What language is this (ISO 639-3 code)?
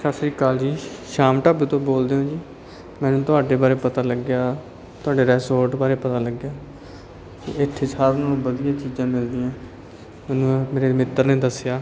pan